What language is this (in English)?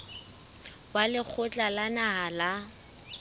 Southern Sotho